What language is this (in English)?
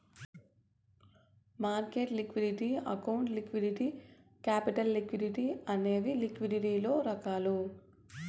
Telugu